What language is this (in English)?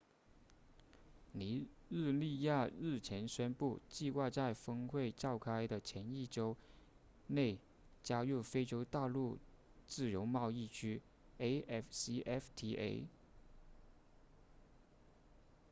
Chinese